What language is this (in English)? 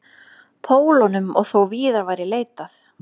Icelandic